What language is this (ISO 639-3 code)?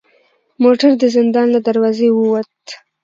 pus